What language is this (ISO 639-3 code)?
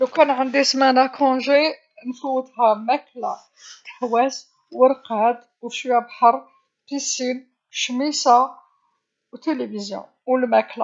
arq